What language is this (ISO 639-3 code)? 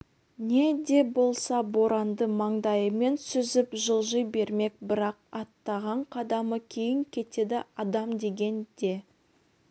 kaz